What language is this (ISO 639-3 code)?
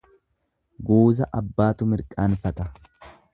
orm